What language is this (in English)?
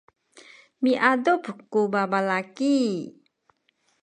Sakizaya